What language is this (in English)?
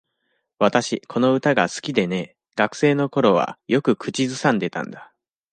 Japanese